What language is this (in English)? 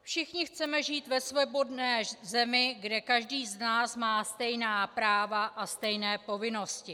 Czech